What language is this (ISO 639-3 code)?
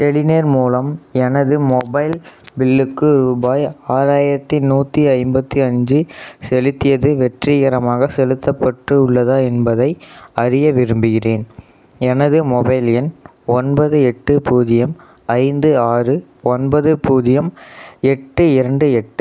tam